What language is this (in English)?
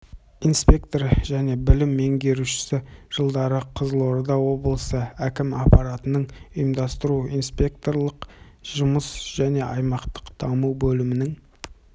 Kazakh